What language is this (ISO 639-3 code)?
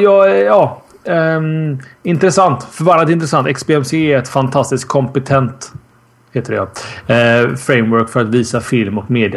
swe